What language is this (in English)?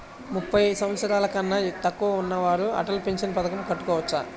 Telugu